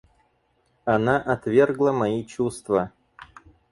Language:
Russian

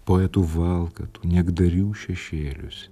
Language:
Lithuanian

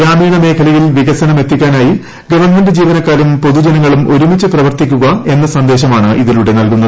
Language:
Malayalam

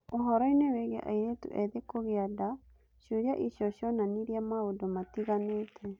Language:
Kikuyu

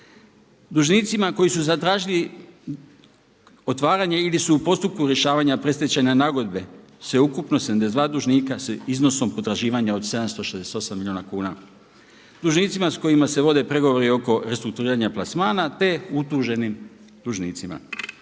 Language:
Croatian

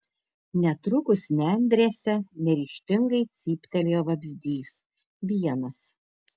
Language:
Lithuanian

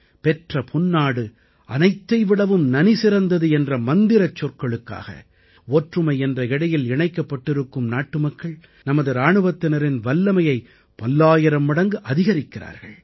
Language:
Tamil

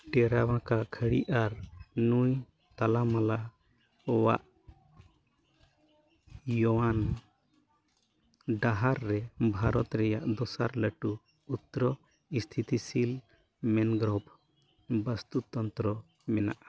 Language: Santali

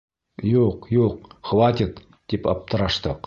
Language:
Bashkir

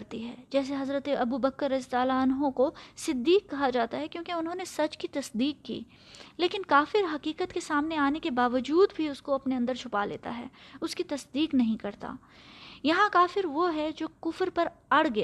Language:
Urdu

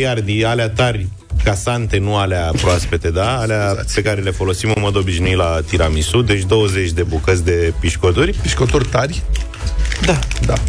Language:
Romanian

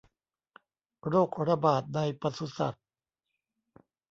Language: Thai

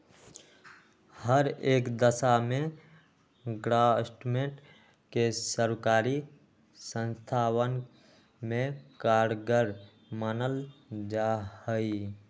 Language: Magahi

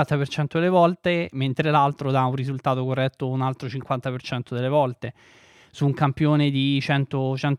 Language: Italian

